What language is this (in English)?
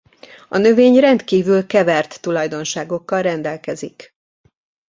Hungarian